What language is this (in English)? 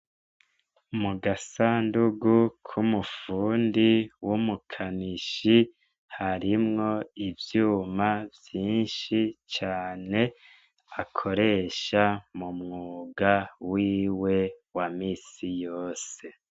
Rundi